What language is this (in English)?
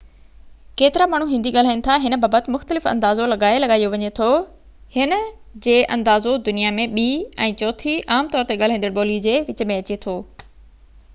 Sindhi